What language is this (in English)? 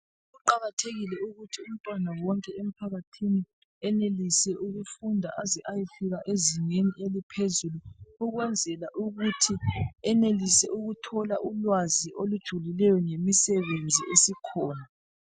North Ndebele